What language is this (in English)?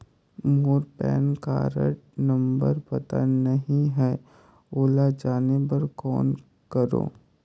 Chhattisgarhi